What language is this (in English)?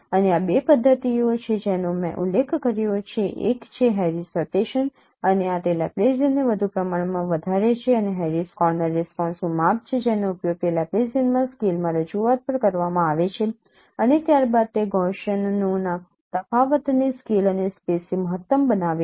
Gujarati